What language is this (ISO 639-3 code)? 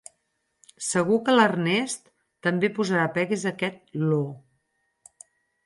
cat